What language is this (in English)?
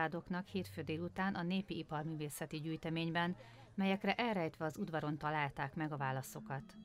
Hungarian